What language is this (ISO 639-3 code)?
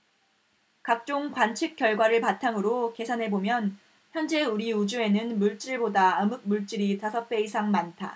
kor